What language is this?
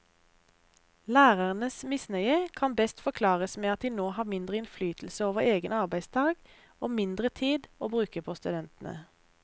Norwegian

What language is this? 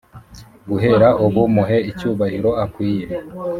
Kinyarwanda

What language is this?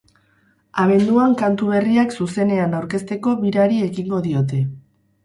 Basque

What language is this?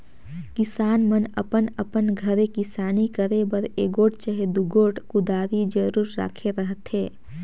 Chhattisgarhi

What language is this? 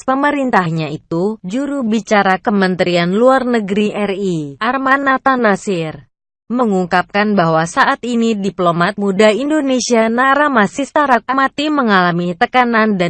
Indonesian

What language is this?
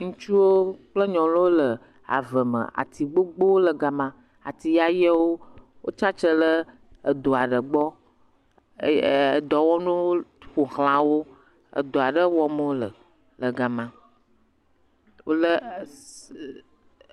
Ewe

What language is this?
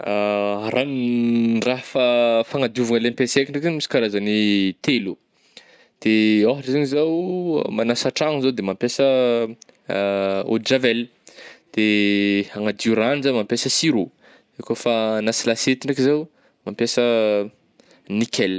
Northern Betsimisaraka Malagasy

